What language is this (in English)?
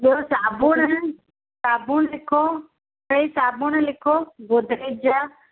Sindhi